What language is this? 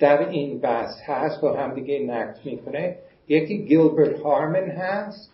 Persian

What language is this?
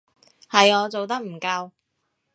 Cantonese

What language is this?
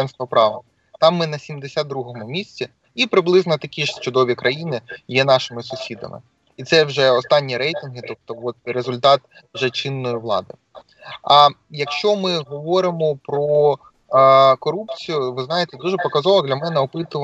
Ukrainian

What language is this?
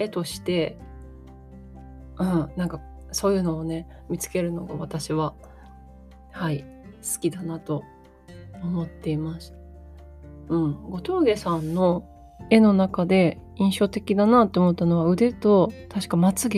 Japanese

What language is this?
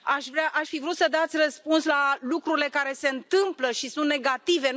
Romanian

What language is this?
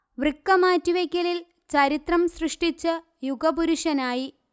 Malayalam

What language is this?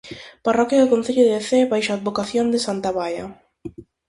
Galician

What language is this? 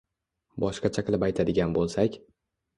Uzbek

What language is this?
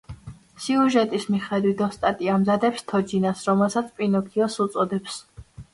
Georgian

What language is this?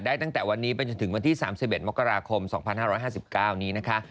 Thai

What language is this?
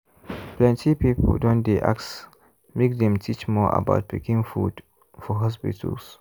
Nigerian Pidgin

